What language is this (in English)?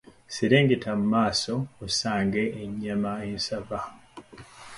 Ganda